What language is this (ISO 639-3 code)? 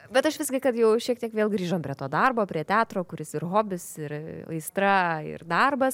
lit